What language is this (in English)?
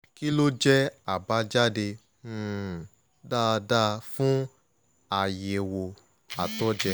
Yoruba